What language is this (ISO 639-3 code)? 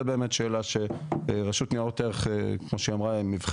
heb